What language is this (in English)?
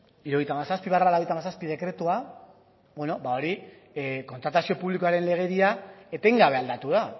Basque